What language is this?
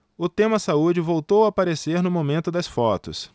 Portuguese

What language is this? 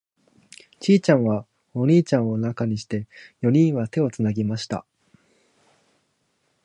Japanese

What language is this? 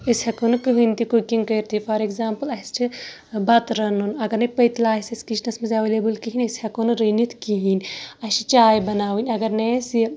Kashmiri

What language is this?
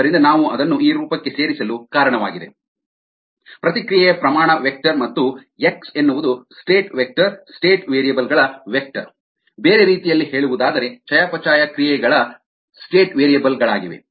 Kannada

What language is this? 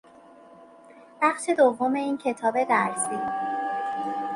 Persian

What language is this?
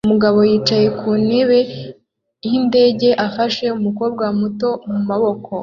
Kinyarwanda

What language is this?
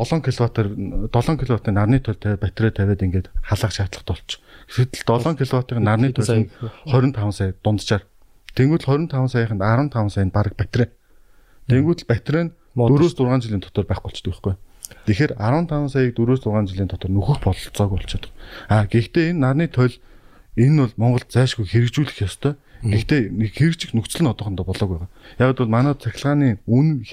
Korean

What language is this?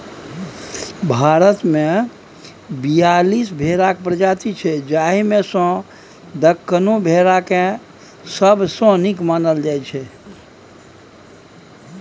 Maithili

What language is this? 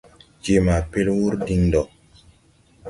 Tupuri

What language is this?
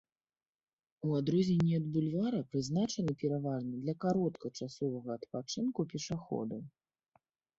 Belarusian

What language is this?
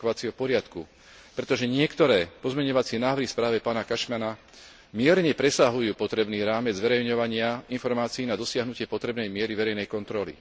Slovak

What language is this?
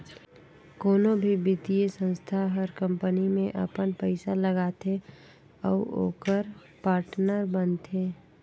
Chhattisgarhi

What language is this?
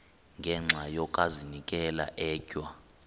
Xhosa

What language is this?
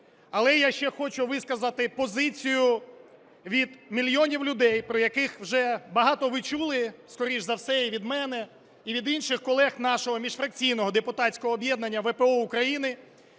Ukrainian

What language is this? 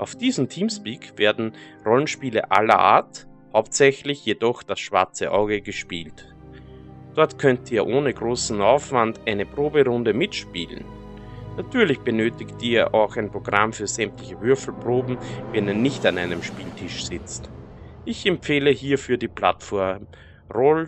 German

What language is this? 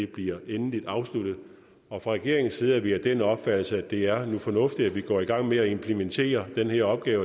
Danish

